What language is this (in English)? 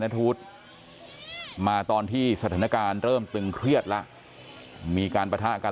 Thai